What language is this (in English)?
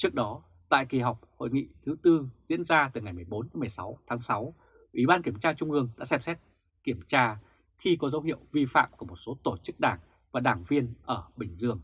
Vietnamese